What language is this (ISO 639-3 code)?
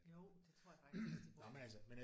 dan